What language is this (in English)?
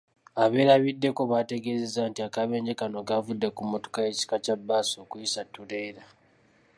Ganda